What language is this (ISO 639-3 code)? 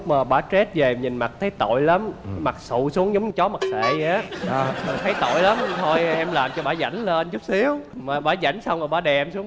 vie